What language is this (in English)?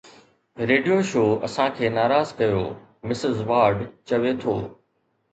Sindhi